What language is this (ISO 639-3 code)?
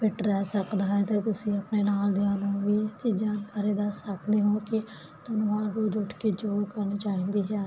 pan